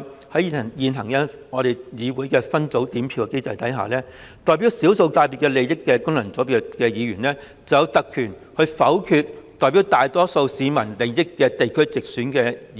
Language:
Cantonese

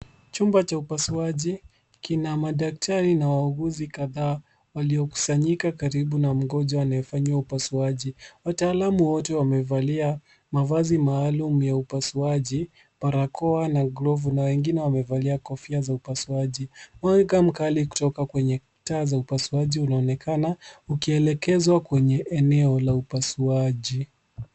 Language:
Swahili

